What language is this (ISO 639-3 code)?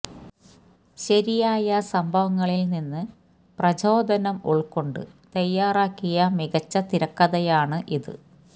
mal